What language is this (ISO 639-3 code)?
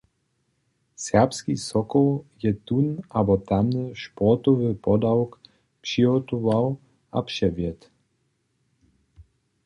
hsb